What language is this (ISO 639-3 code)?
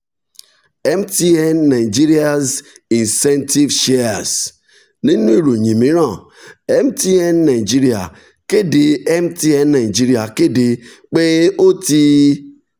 yor